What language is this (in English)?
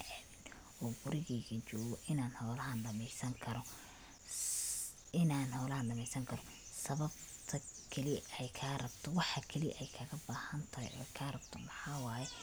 Somali